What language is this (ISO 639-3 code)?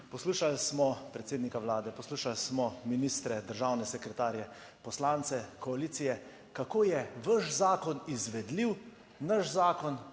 slv